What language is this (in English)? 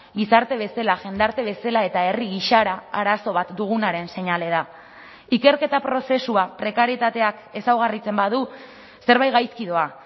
Basque